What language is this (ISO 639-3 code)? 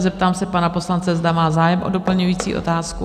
ces